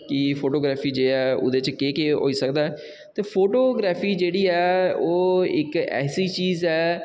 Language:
Dogri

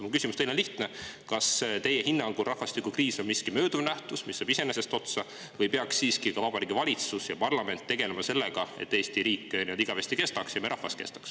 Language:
Estonian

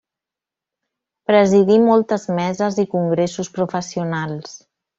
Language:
Catalan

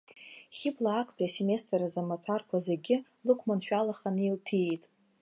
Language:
Abkhazian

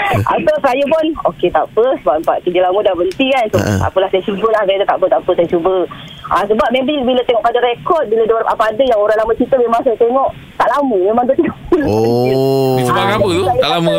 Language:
Malay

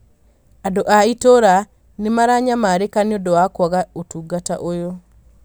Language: Kikuyu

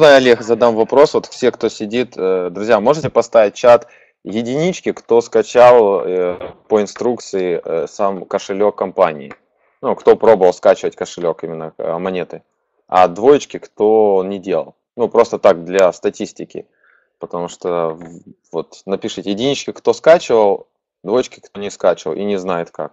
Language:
Russian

